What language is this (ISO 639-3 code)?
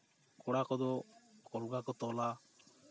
sat